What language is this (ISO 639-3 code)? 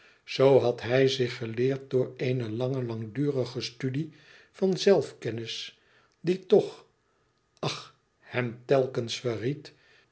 nld